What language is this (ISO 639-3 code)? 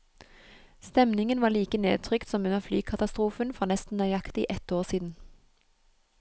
nor